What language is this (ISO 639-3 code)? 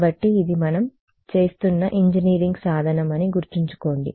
tel